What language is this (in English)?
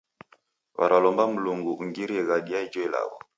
Taita